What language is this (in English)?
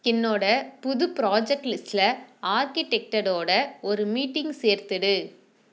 Tamil